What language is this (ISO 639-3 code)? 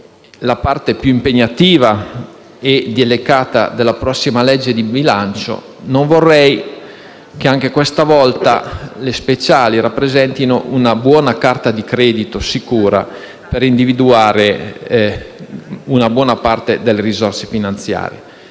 ita